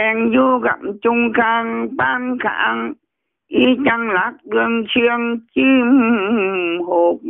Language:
Vietnamese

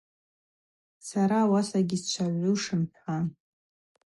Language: Abaza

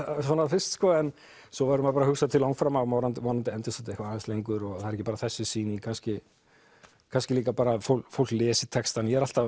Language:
Icelandic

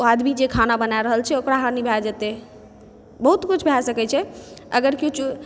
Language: Maithili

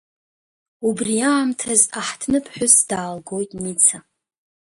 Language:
Abkhazian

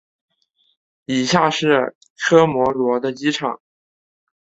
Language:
Chinese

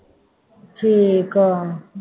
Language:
Punjabi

